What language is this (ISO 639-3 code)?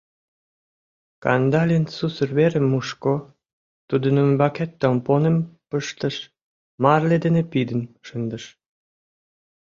chm